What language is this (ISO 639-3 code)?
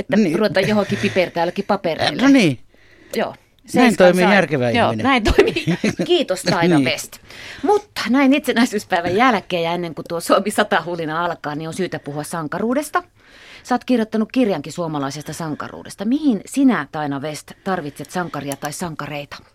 fin